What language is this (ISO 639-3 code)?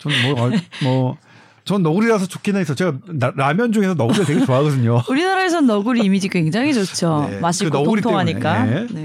kor